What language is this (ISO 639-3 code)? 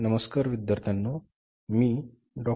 mar